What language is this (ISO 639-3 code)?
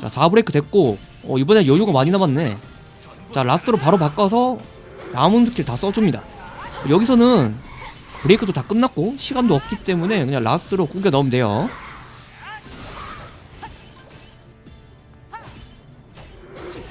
kor